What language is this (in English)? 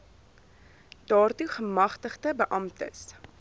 Afrikaans